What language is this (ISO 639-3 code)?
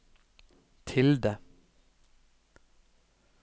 nor